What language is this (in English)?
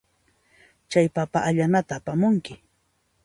Puno Quechua